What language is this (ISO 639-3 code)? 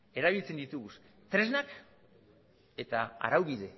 eus